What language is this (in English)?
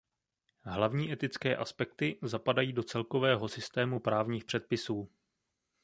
Czech